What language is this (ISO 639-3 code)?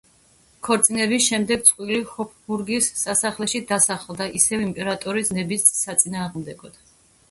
kat